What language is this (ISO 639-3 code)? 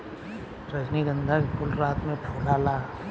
bho